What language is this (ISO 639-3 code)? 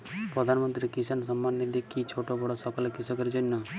ben